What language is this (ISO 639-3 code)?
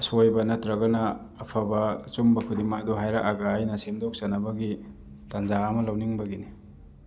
mni